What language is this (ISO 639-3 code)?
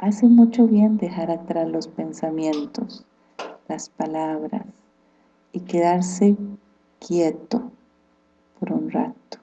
spa